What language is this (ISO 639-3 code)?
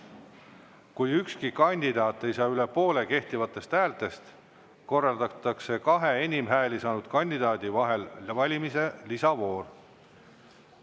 est